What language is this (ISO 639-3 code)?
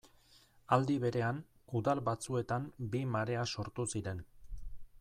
eus